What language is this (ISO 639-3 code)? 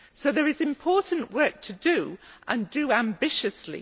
eng